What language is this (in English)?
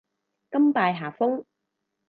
Cantonese